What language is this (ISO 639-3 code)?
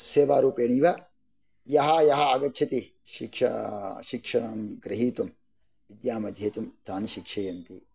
san